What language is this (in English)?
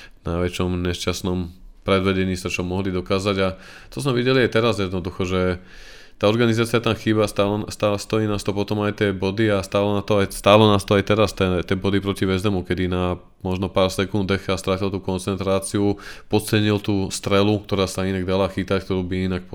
Slovak